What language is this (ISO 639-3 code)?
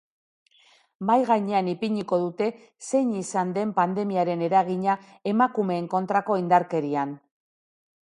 eus